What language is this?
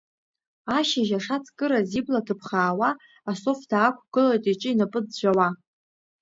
Abkhazian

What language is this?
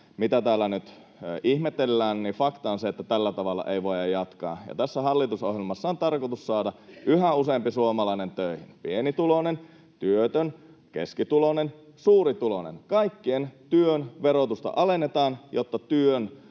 Finnish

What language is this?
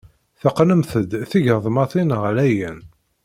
Kabyle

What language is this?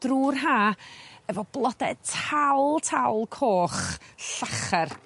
Welsh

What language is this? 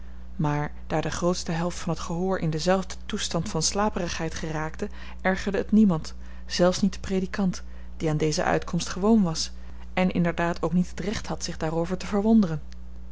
Dutch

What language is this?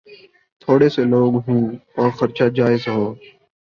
Urdu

